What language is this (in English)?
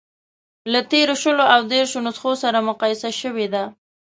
Pashto